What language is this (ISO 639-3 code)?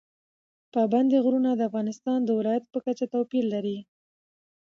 pus